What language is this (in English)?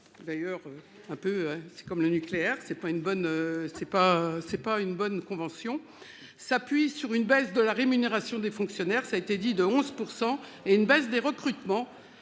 French